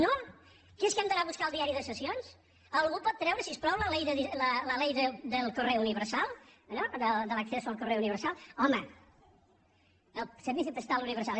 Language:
Catalan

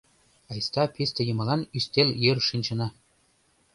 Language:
Mari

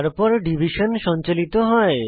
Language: Bangla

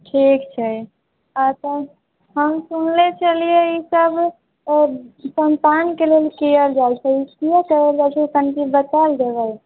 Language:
Maithili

